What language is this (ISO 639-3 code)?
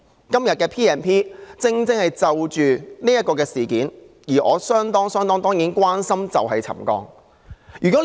yue